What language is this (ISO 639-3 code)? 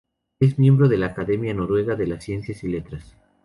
spa